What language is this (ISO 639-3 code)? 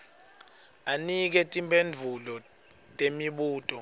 ssw